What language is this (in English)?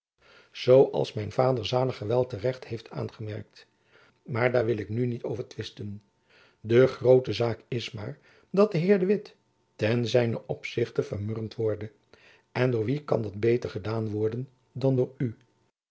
Dutch